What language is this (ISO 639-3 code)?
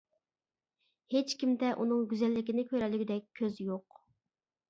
uig